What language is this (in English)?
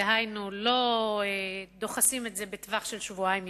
Hebrew